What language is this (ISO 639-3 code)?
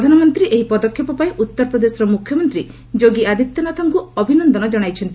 ori